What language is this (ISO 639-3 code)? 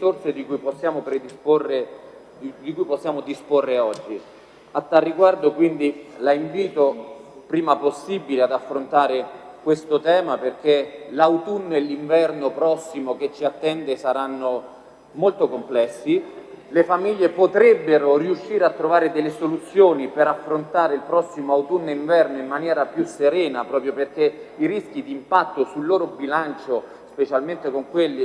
ita